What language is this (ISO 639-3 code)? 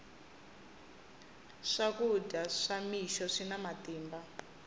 tso